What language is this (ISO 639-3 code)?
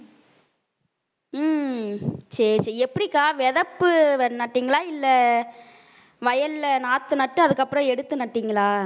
tam